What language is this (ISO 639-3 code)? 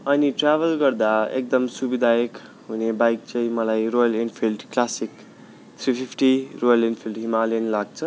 nep